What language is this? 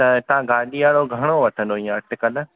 Sindhi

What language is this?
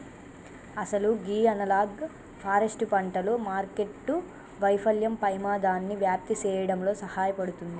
Telugu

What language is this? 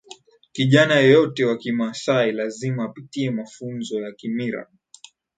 Swahili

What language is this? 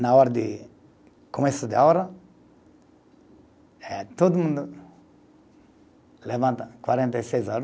Portuguese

